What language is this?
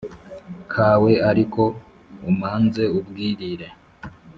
Kinyarwanda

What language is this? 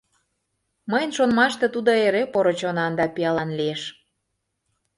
Mari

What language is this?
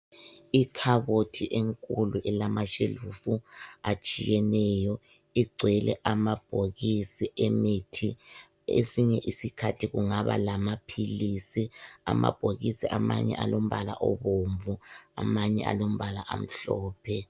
North Ndebele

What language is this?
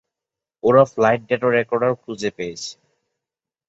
Bangla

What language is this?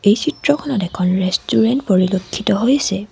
Assamese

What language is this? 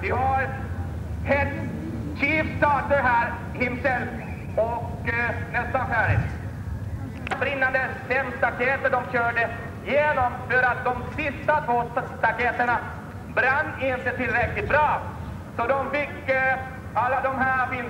Swedish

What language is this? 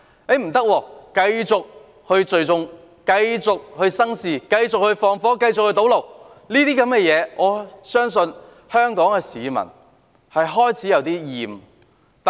Cantonese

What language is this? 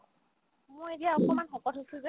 Assamese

